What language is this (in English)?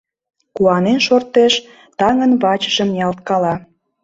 Mari